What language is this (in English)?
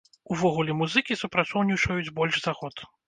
Belarusian